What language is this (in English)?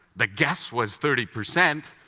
English